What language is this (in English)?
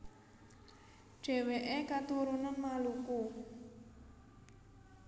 Javanese